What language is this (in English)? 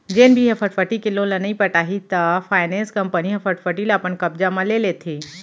Chhattisgarhi